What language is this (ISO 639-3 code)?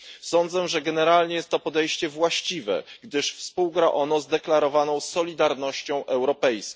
pol